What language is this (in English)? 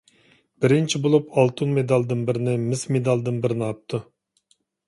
Uyghur